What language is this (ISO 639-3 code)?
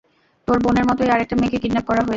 ben